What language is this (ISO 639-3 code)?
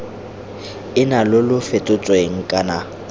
tsn